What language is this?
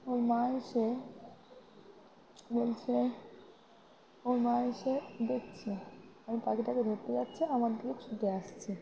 Bangla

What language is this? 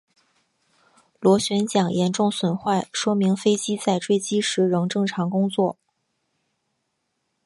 Chinese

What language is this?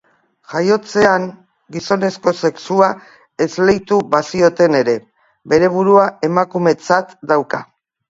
Basque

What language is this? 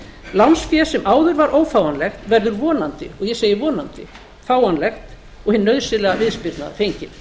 Icelandic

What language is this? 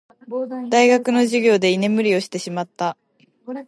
Japanese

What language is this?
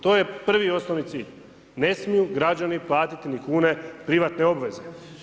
Croatian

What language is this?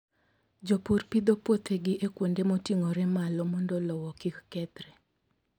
Luo (Kenya and Tanzania)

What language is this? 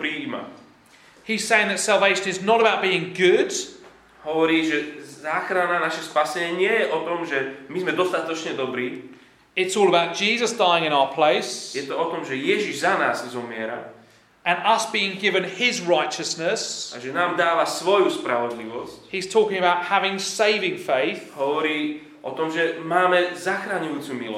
Slovak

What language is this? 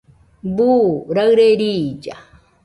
Nüpode Huitoto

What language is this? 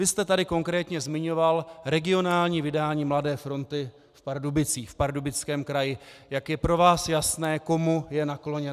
Czech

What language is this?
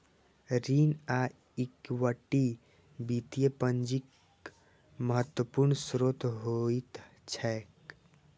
Maithili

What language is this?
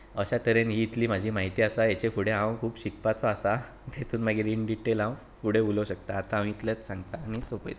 Konkani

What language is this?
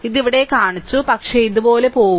Malayalam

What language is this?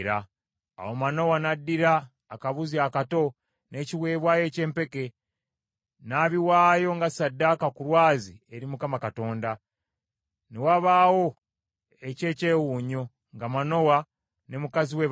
Ganda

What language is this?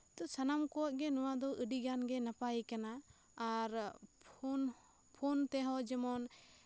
Santali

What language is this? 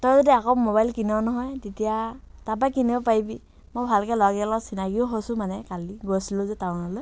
Assamese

